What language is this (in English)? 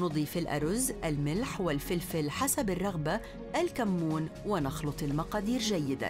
Arabic